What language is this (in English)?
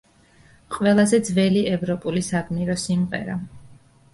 Georgian